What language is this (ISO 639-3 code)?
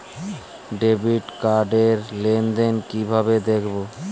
ben